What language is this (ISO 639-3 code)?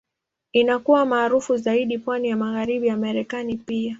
swa